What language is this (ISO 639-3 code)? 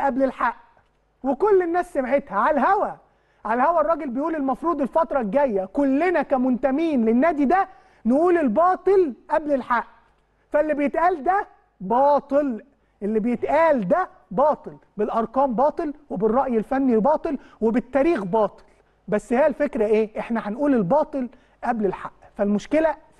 ara